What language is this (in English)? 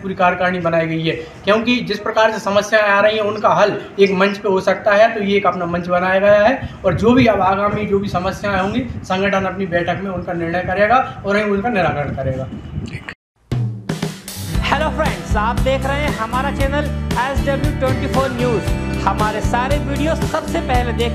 Hindi